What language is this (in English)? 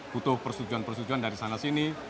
Indonesian